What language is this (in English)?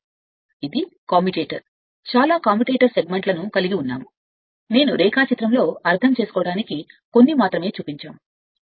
Telugu